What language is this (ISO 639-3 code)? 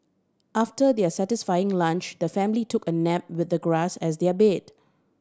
eng